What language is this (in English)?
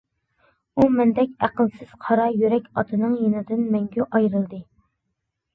Uyghur